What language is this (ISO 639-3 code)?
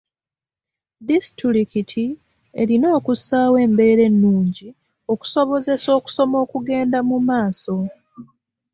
lug